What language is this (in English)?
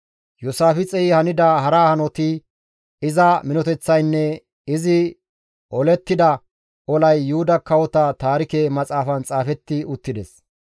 Gamo